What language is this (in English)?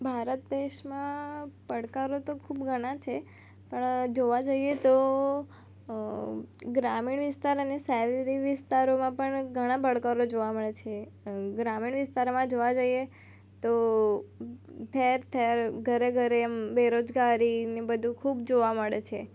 Gujarati